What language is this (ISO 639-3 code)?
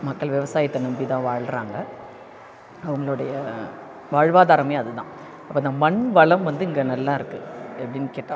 tam